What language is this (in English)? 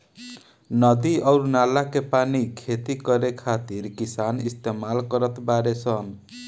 Bhojpuri